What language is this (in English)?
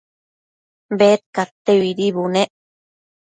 Matsés